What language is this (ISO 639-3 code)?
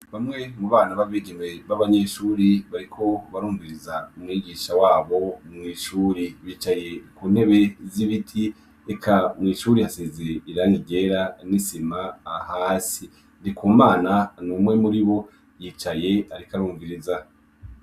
run